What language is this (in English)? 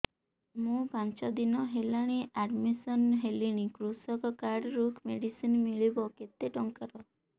Odia